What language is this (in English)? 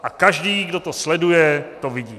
Czech